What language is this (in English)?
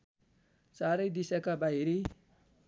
Nepali